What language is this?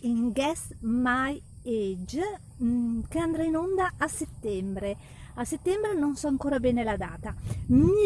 Italian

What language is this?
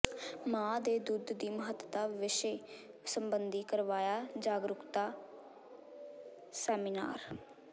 Punjabi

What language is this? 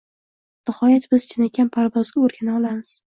Uzbek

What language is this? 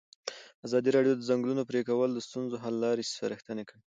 Pashto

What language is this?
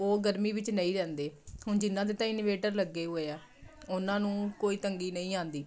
Punjabi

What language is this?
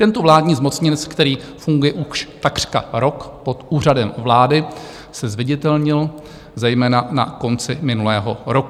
Czech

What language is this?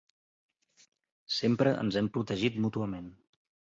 Catalan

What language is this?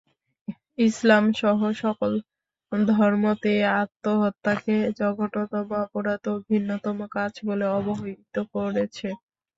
Bangla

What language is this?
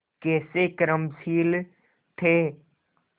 Hindi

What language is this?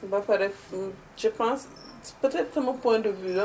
Wolof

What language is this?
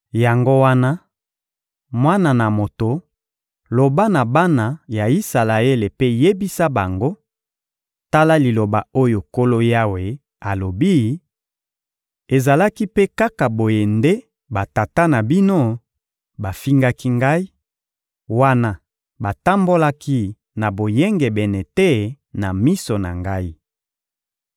Lingala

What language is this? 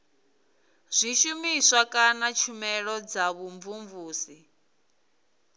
Venda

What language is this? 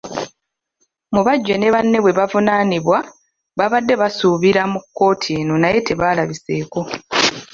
Ganda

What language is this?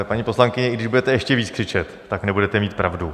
Czech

